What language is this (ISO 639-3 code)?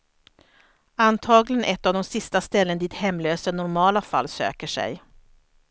swe